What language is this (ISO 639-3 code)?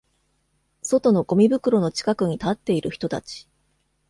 jpn